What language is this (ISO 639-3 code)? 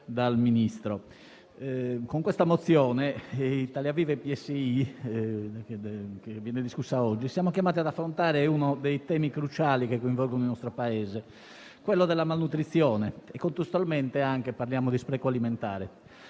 ita